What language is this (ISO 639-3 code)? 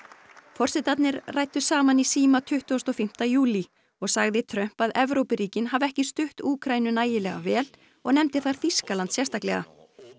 isl